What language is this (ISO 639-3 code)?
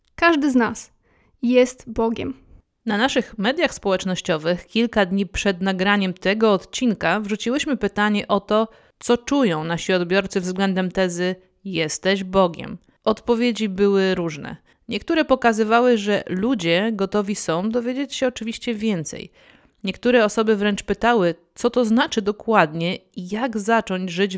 pol